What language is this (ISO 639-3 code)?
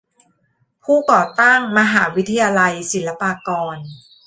tha